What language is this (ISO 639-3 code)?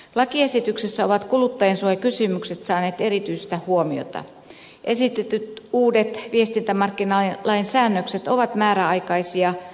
fin